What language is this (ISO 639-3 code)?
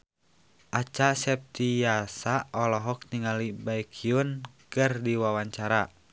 sun